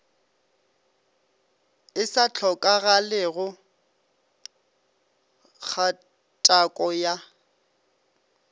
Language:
Northern Sotho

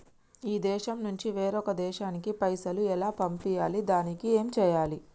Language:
Telugu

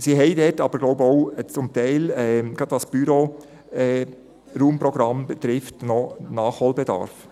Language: Swiss German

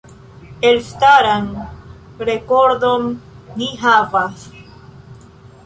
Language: Esperanto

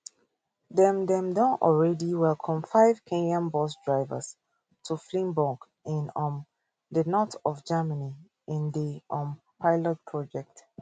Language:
Nigerian Pidgin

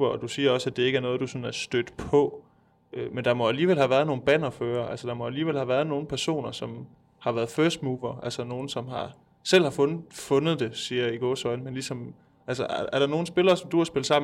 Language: Danish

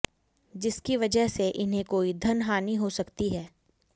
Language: Hindi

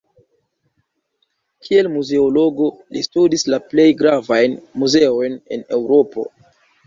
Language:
Esperanto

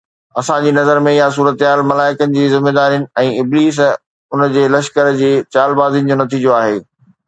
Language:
Sindhi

